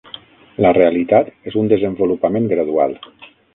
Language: Catalan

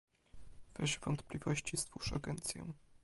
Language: Polish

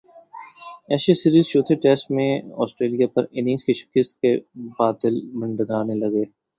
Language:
Urdu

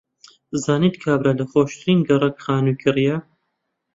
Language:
Central Kurdish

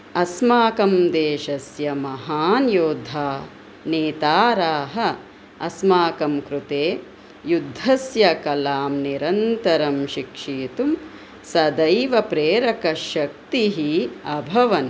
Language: Sanskrit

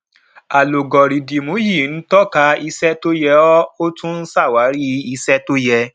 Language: Yoruba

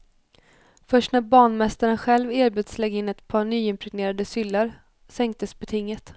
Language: Swedish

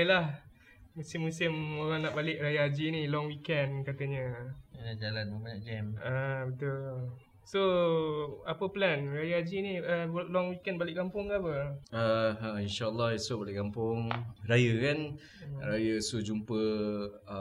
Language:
Malay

